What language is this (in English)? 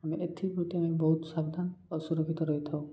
Odia